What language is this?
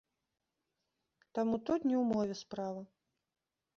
Belarusian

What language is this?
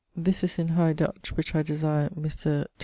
English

